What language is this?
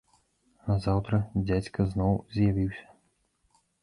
Belarusian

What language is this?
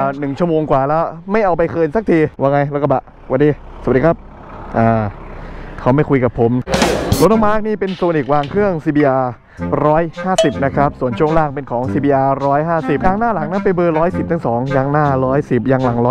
Thai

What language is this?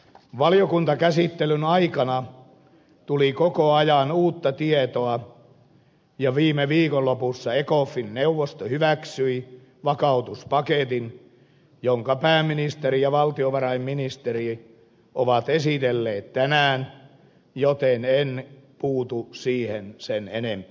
Finnish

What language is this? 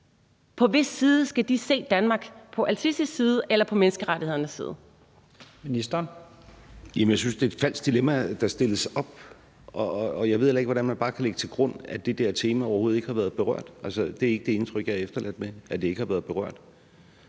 Danish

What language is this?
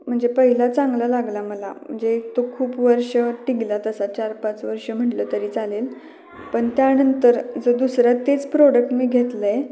Marathi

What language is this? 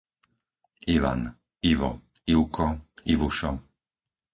Slovak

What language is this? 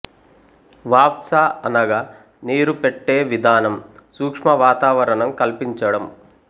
Telugu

